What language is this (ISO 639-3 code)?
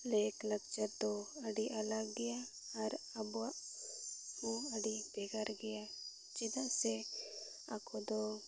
sat